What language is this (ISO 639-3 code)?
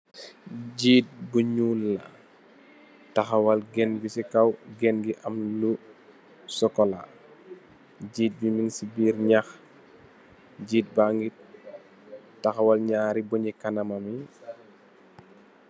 wol